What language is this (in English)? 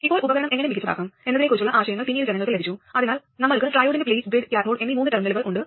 Malayalam